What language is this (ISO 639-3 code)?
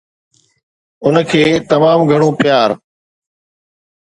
snd